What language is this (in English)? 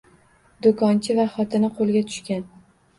Uzbek